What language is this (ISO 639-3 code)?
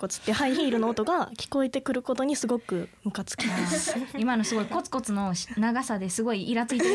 jpn